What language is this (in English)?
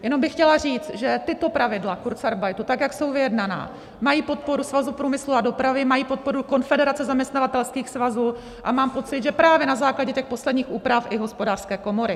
Czech